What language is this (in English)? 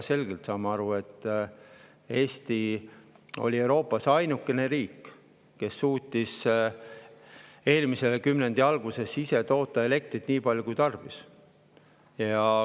Estonian